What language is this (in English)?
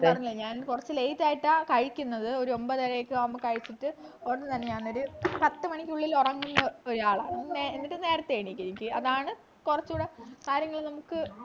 Malayalam